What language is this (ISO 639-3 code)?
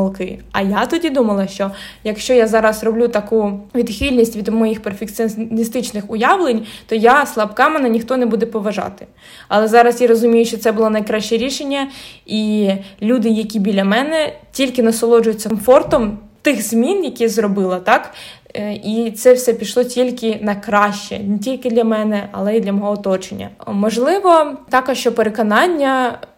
ukr